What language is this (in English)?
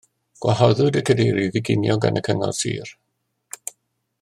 Welsh